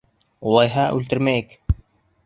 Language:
Bashkir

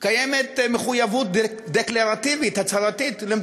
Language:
Hebrew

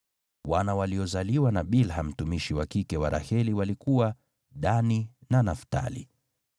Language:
Swahili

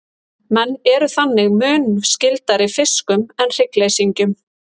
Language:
Icelandic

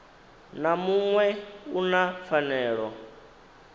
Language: Venda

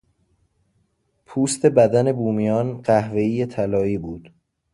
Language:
Persian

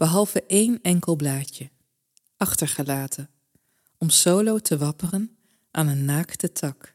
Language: Dutch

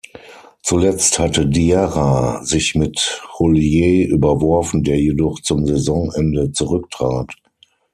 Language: German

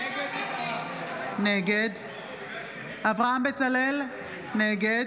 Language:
Hebrew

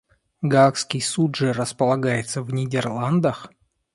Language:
Russian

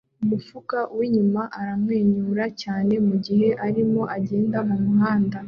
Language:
Kinyarwanda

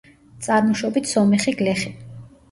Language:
Georgian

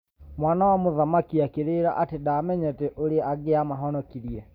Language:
Kikuyu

